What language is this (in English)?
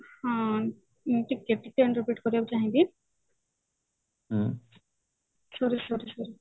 Odia